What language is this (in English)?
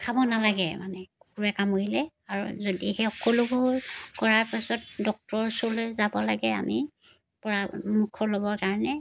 Assamese